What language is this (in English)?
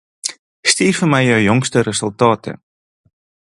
Afrikaans